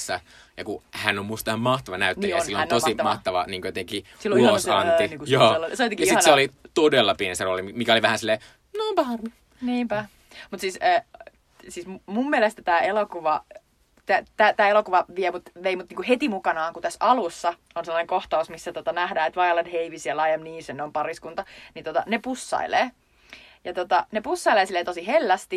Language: Finnish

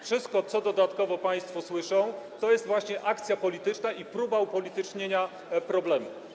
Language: Polish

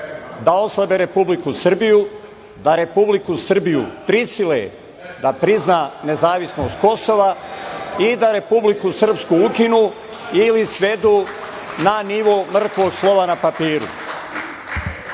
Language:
Serbian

